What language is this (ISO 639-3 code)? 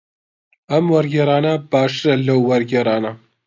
ckb